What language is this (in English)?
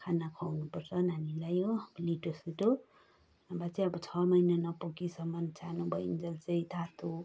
Nepali